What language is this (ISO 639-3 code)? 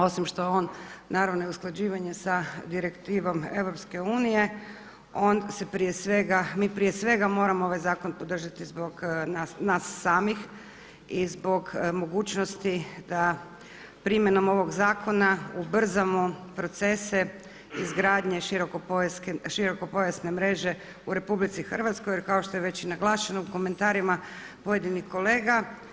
hrv